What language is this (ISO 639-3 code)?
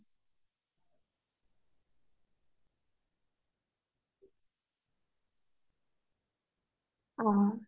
asm